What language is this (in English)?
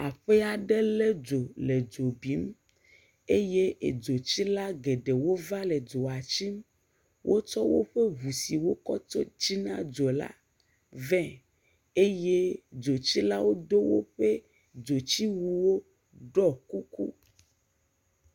Ewe